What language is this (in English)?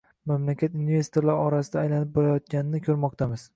Uzbek